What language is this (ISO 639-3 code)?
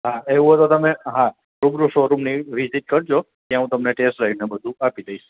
guj